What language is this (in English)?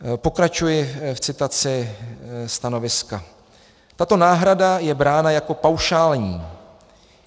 Czech